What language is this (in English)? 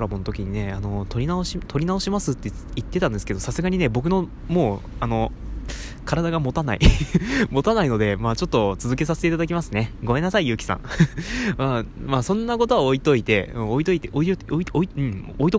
Japanese